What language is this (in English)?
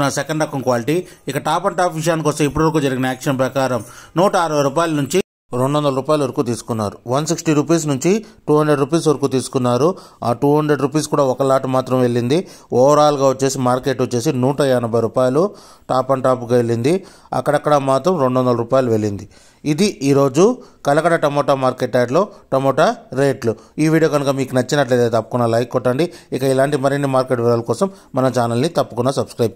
Telugu